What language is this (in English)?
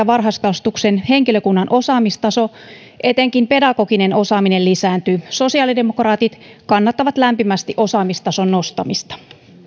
Finnish